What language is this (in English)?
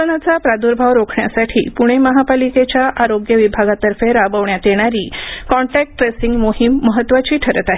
Marathi